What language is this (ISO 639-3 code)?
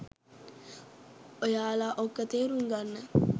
sin